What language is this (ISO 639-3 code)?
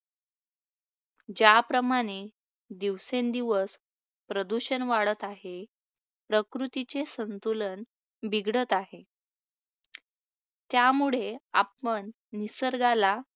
mar